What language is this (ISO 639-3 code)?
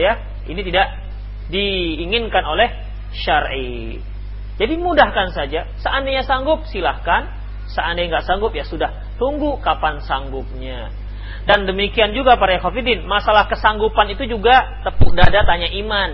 ind